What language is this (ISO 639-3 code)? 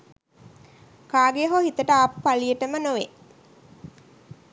sin